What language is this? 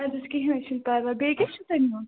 Kashmiri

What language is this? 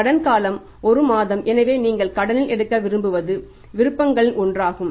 Tamil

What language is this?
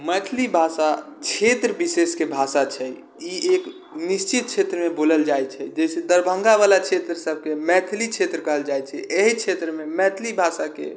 Maithili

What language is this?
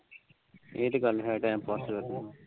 Punjabi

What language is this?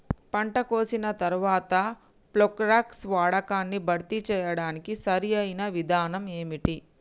Telugu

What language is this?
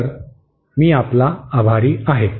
Marathi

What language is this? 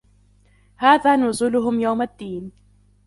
Arabic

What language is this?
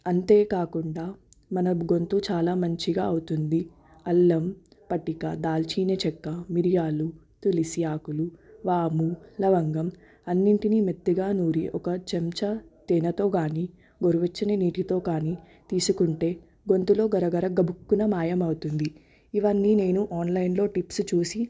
Telugu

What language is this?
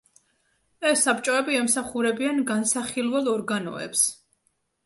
Georgian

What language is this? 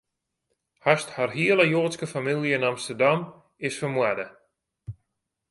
Western Frisian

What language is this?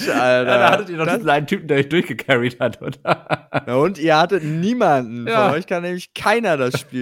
German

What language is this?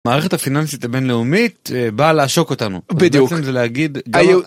Hebrew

